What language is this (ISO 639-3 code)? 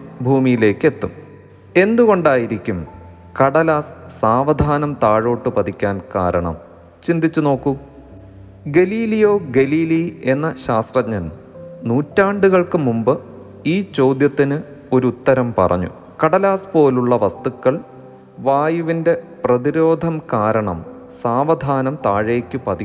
mal